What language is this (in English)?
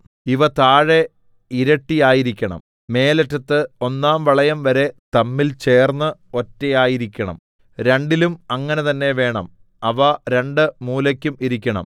Malayalam